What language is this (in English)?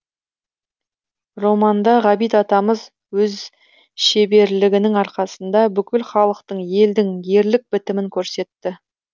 Kazakh